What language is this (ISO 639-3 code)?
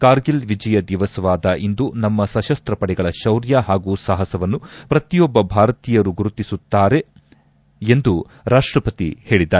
kan